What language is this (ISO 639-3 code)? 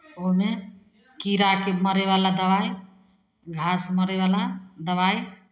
mai